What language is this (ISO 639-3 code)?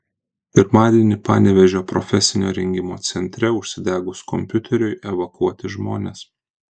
lit